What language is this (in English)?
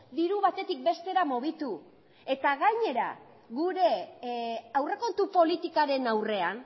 Basque